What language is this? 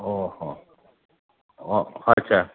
Marathi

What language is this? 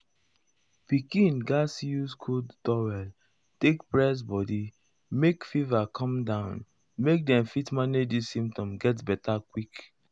Nigerian Pidgin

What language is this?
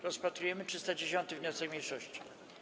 Polish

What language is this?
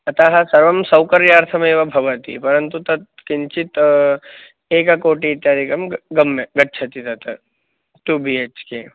Sanskrit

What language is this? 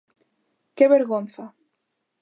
Galician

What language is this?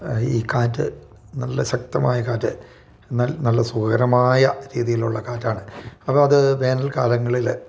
Malayalam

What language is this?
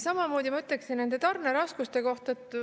Estonian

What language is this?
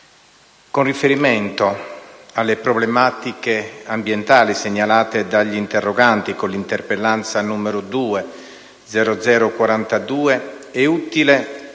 Italian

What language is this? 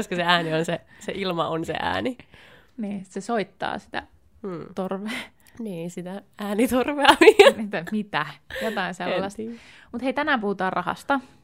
Finnish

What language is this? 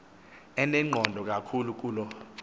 Xhosa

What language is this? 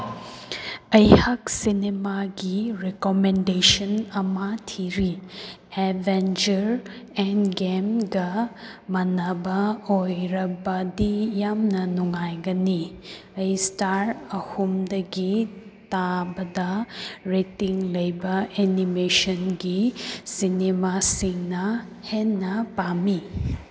Manipuri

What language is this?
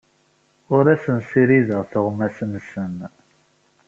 Kabyle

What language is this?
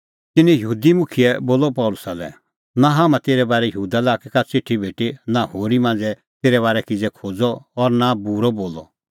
Kullu Pahari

